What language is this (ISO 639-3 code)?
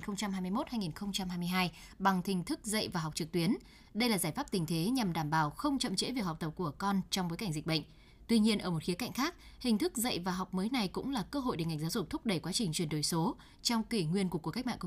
vie